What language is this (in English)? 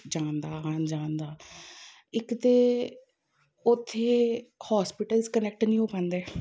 Punjabi